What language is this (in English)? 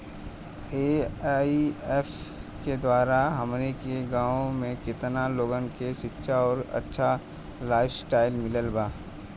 Bhojpuri